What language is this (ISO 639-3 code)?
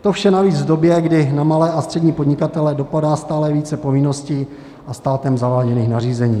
ces